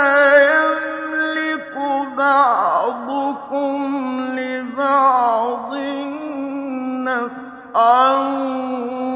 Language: Arabic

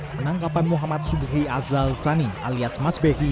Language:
Indonesian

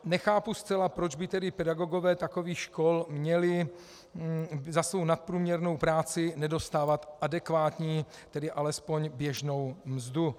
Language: Czech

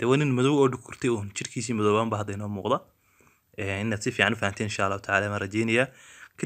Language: Arabic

